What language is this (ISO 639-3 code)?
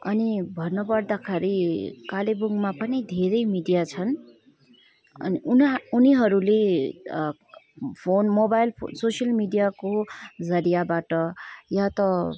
nep